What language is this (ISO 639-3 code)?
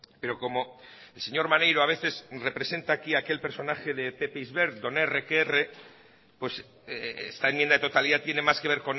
spa